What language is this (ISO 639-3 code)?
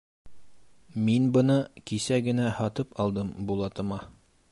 bak